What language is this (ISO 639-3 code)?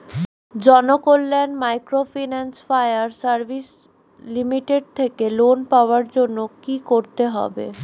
ben